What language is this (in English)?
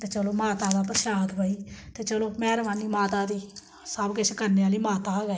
Dogri